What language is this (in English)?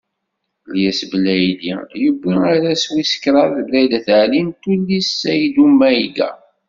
Kabyle